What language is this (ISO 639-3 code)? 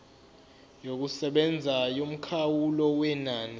zul